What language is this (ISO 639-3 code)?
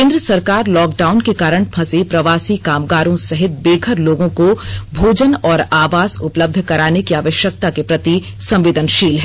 hin